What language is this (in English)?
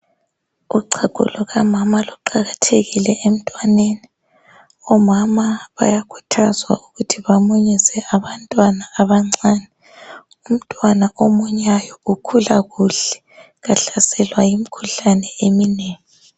North Ndebele